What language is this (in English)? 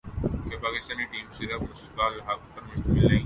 Urdu